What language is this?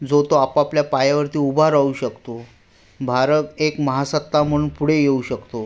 Marathi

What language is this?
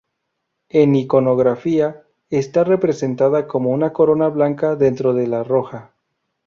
Spanish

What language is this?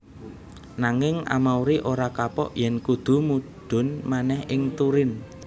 Javanese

